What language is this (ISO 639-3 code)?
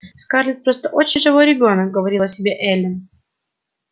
rus